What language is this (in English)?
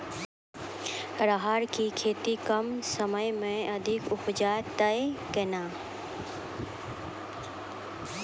Maithili